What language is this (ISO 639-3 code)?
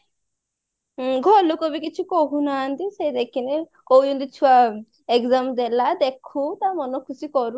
ori